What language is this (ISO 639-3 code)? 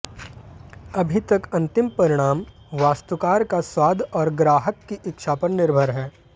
hin